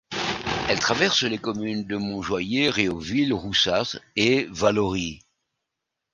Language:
French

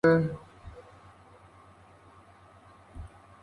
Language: Spanish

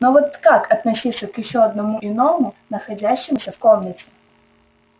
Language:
Russian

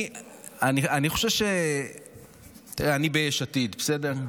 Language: Hebrew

